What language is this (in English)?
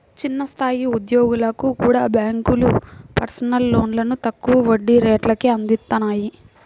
Telugu